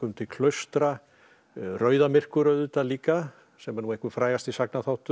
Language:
Icelandic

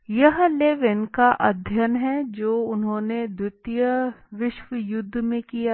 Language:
Hindi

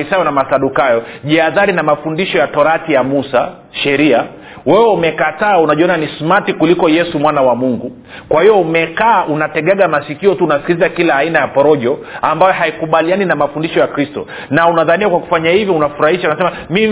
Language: Swahili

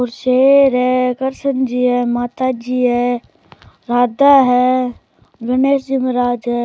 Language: Rajasthani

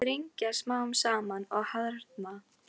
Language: Icelandic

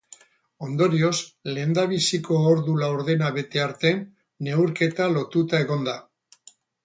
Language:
Basque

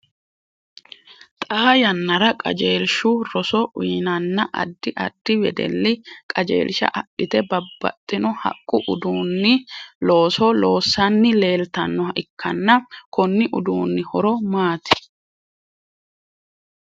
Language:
Sidamo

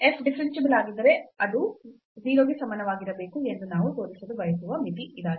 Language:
Kannada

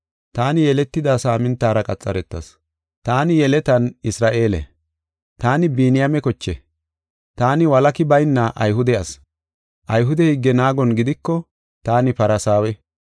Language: Gofa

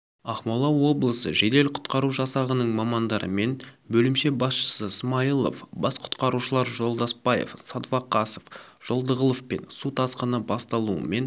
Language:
Kazakh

